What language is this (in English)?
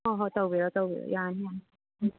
Manipuri